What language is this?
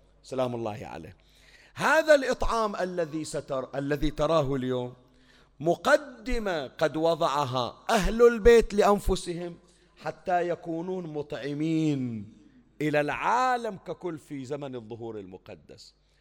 Arabic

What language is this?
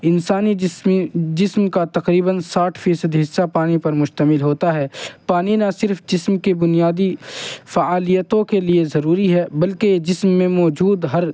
Urdu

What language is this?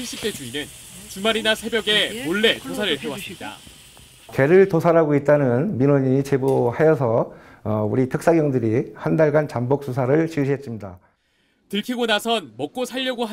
Korean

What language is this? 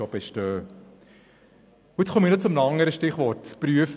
Swiss German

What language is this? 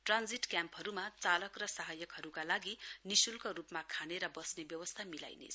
Nepali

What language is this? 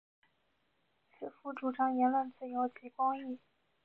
Chinese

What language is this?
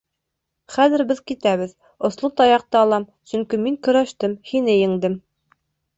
Bashkir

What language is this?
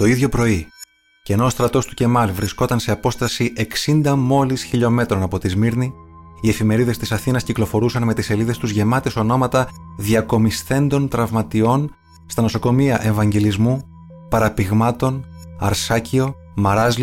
Greek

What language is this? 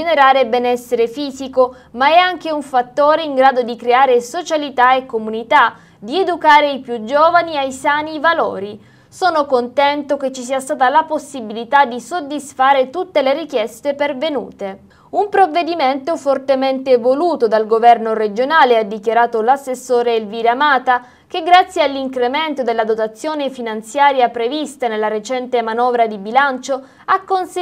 Italian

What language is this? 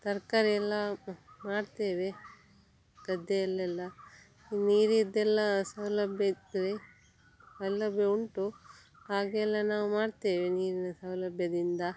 Kannada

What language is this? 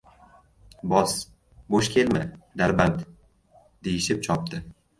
Uzbek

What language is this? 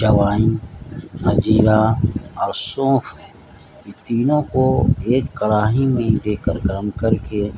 Urdu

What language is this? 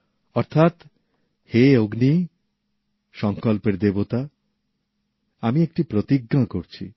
Bangla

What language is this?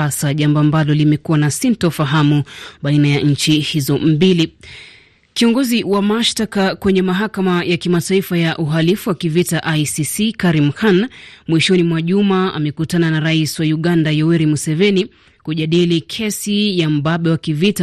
Swahili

